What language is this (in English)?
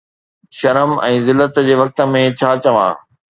Sindhi